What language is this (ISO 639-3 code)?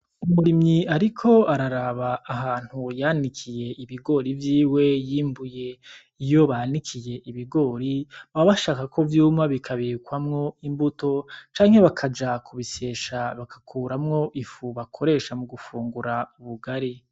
run